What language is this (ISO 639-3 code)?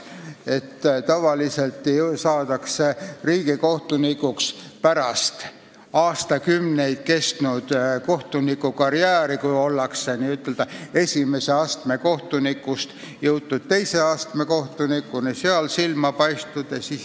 est